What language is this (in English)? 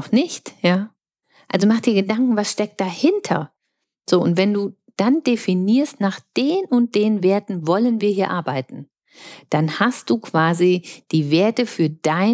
German